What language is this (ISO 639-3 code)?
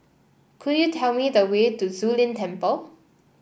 eng